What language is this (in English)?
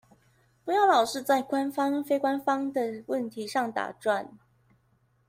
Chinese